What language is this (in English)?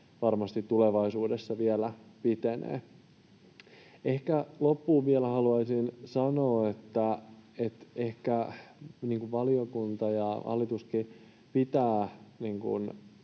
Finnish